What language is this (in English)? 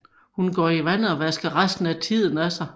Danish